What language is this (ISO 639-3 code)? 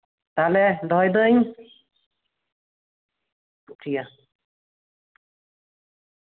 sat